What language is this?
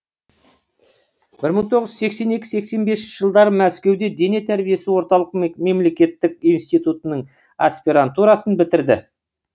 Kazakh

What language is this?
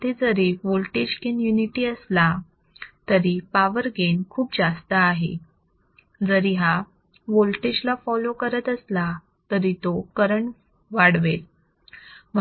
Marathi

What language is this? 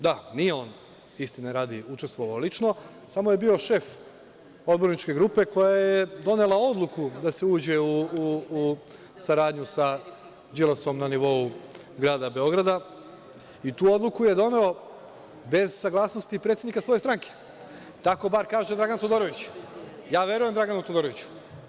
Serbian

